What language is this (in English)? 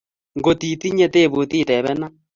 Kalenjin